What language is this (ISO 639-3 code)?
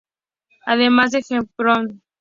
spa